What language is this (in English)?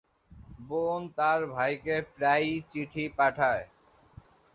Bangla